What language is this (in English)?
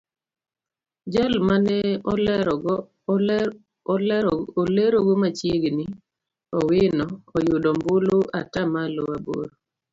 Luo (Kenya and Tanzania)